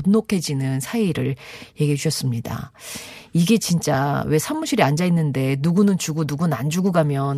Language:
Korean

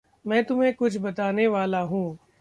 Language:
Hindi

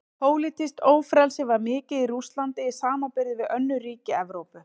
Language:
Icelandic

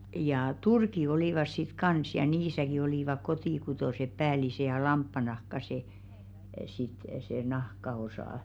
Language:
Finnish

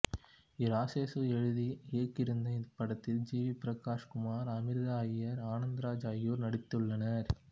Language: Tamil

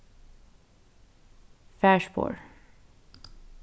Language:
Faroese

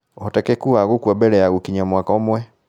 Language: Kikuyu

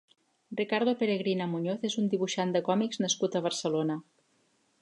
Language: Catalan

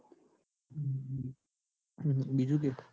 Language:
Gujarati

